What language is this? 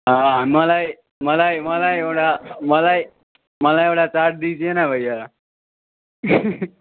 Nepali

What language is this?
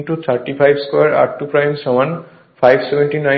Bangla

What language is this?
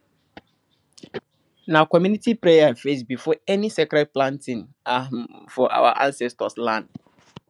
Nigerian Pidgin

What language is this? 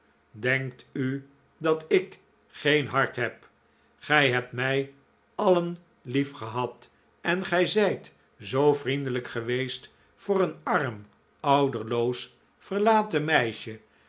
Dutch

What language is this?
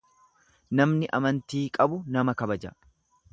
Oromo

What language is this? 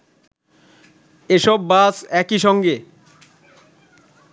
Bangla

